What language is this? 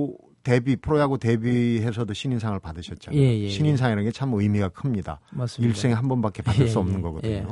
Korean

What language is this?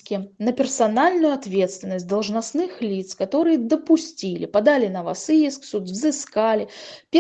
Russian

